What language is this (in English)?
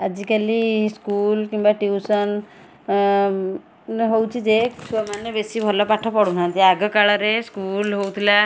Odia